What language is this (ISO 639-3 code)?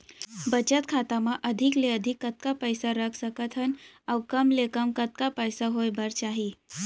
hne